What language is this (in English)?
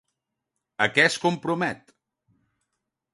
Catalan